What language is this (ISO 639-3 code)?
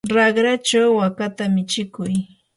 qur